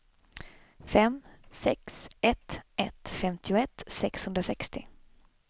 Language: Swedish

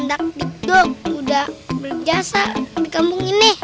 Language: Indonesian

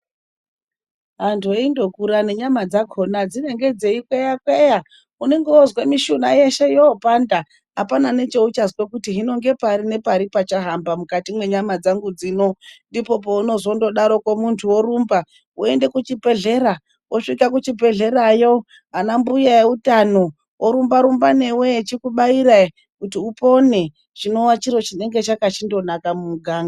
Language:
Ndau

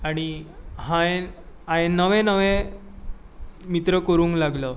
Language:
Konkani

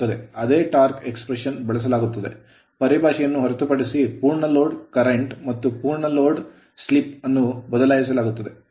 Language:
Kannada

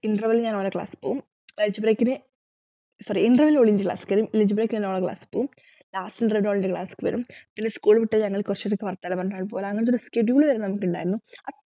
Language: Malayalam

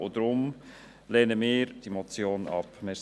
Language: Swiss German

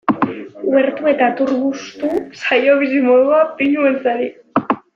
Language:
Basque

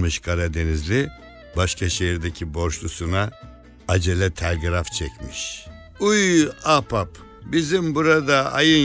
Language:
Turkish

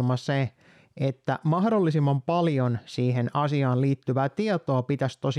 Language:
Finnish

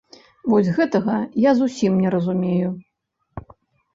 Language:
Belarusian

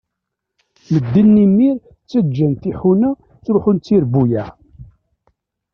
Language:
Kabyle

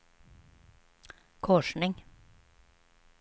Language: Swedish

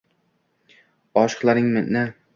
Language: Uzbek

